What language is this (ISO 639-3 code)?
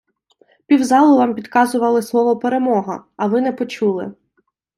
ukr